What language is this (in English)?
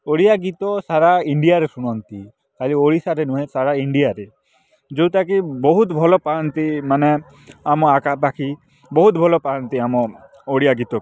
Odia